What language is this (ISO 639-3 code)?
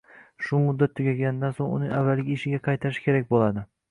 uzb